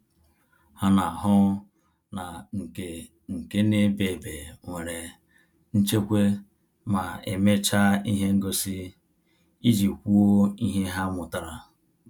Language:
Igbo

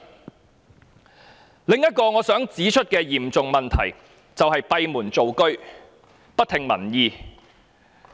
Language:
Cantonese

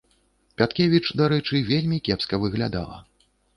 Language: Belarusian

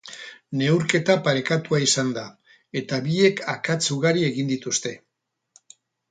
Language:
Basque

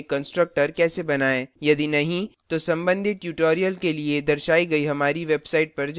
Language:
Hindi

